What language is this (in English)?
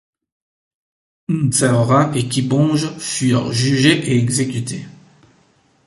French